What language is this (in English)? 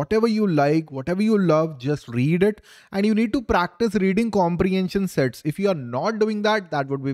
English